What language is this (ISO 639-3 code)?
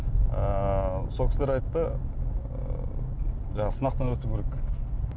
kaz